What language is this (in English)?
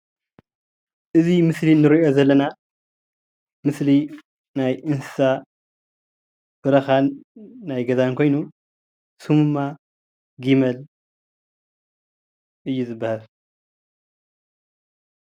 Tigrinya